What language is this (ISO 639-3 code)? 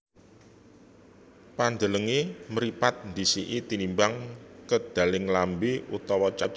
jav